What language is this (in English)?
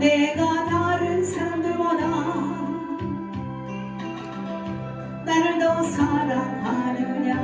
Korean